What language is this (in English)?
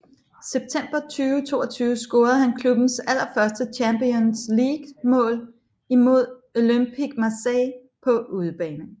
Danish